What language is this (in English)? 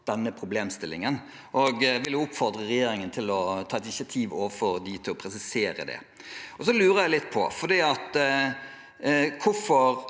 Norwegian